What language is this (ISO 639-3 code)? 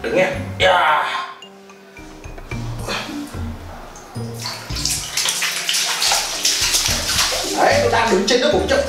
vie